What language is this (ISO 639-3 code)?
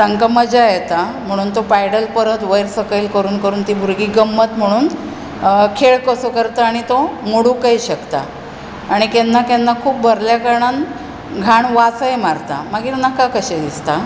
kok